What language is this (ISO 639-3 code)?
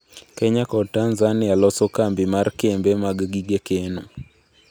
luo